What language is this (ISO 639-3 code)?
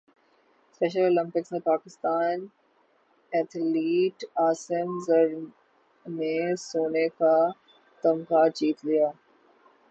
urd